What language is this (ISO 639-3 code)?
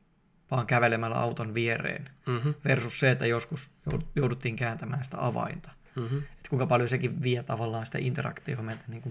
fin